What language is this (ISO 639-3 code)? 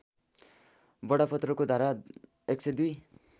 nep